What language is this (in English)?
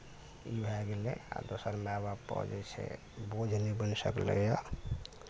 Maithili